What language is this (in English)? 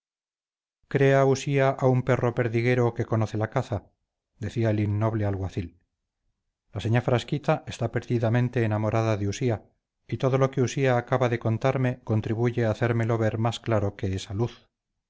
Spanish